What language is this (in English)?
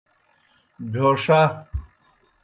Kohistani Shina